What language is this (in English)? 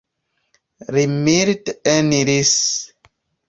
Esperanto